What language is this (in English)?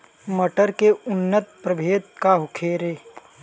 Bhojpuri